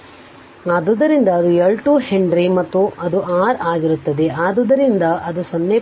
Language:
Kannada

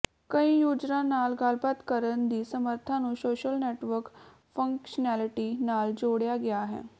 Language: Punjabi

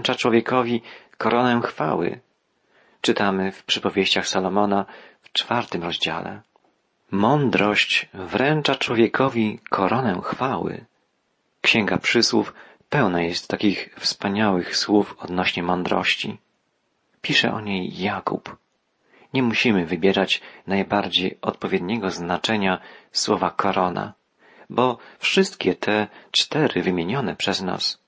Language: Polish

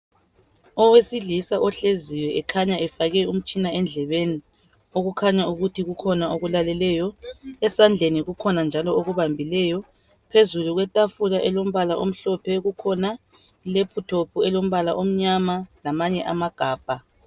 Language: North Ndebele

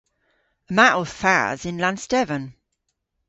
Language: Cornish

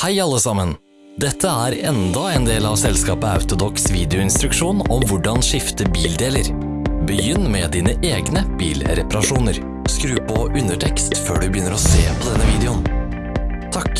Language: Norwegian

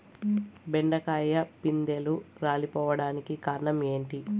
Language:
Telugu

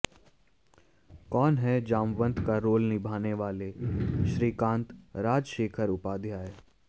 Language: Hindi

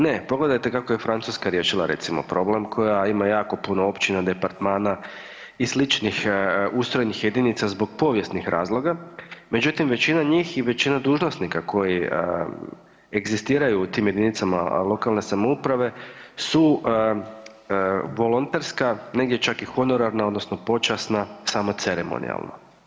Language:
Croatian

